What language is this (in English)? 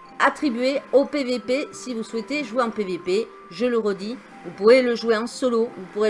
French